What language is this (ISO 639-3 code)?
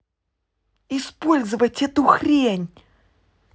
rus